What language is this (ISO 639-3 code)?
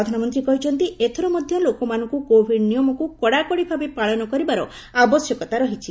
ori